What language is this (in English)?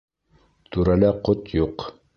Bashkir